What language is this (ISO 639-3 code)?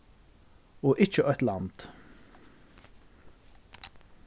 fao